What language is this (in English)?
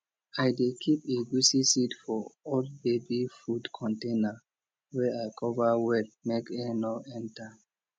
Nigerian Pidgin